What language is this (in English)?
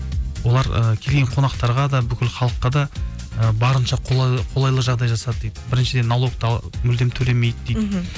Kazakh